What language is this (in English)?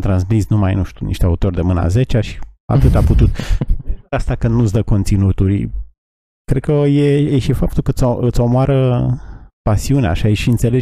Romanian